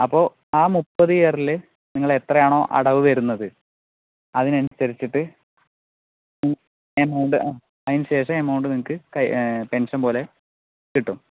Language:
Malayalam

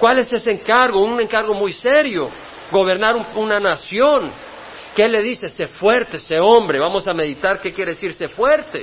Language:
Spanish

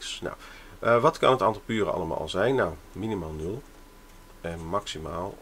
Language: Dutch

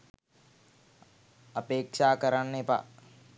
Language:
Sinhala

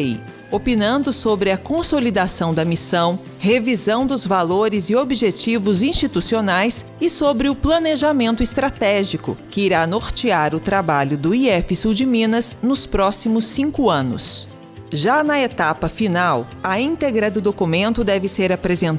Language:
Portuguese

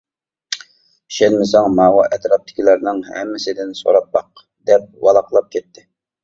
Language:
Uyghur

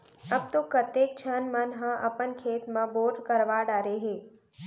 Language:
Chhattisgarhi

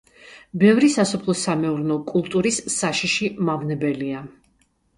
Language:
Georgian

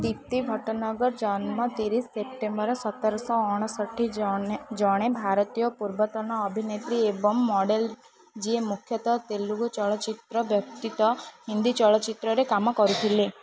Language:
Odia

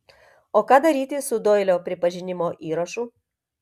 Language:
Lithuanian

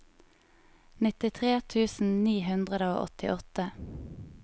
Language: Norwegian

